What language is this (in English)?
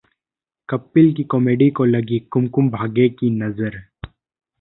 Hindi